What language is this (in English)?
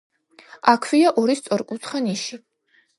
Georgian